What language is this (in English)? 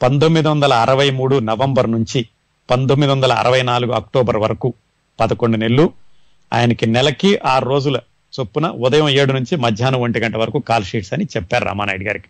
Telugu